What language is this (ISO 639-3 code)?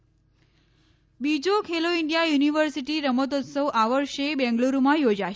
guj